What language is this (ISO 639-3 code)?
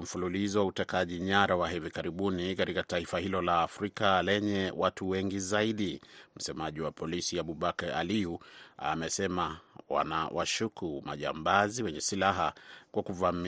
swa